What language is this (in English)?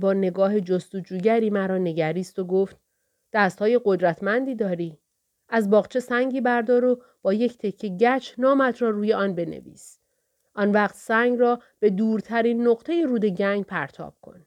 Persian